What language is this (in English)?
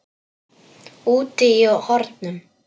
Icelandic